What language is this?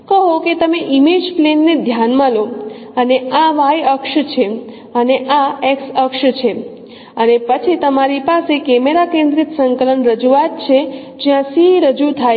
Gujarati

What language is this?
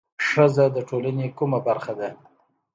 Pashto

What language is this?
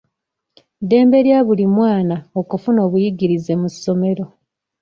Ganda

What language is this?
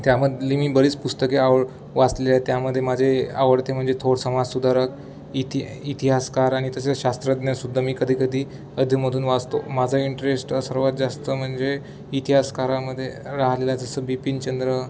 Marathi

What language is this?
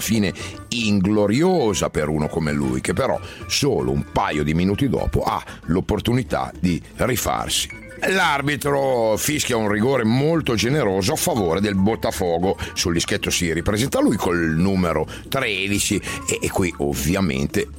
Italian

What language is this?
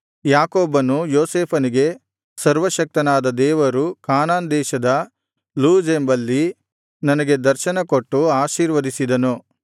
Kannada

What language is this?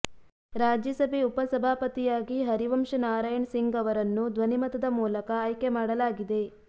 Kannada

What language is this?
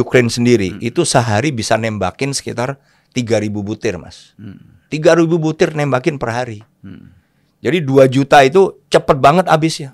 Indonesian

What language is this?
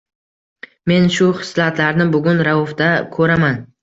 Uzbek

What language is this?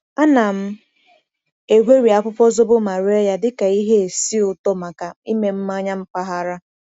Igbo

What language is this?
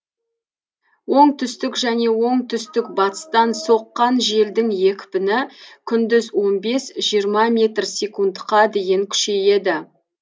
Kazakh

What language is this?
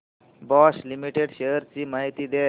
Marathi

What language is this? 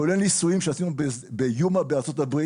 Hebrew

